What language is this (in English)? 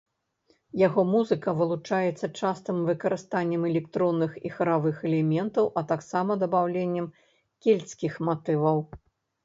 Belarusian